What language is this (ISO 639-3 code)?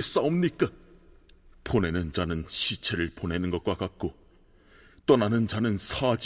kor